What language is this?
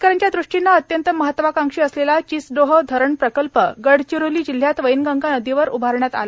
Marathi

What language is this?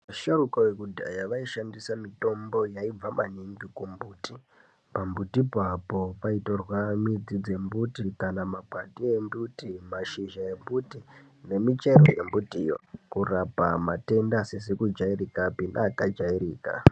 Ndau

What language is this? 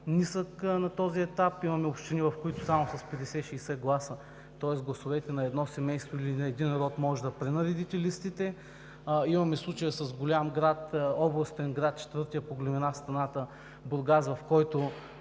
Bulgarian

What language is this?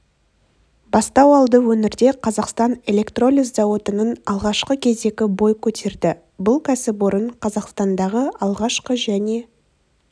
Kazakh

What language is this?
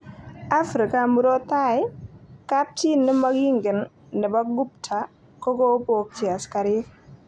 Kalenjin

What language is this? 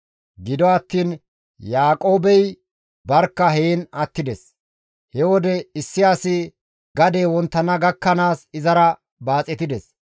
Gamo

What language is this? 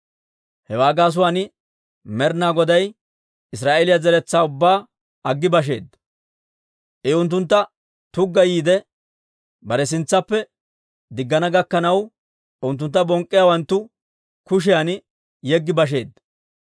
Dawro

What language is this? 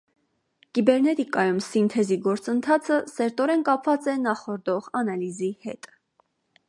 Armenian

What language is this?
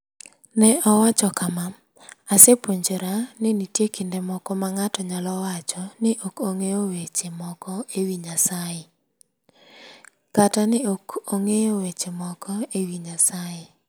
Luo (Kenya and Tanzania)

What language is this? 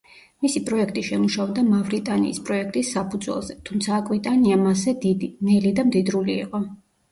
Georgian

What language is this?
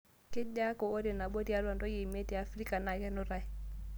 Masai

